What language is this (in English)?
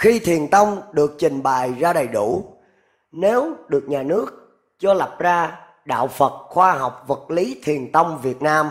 Vietnamese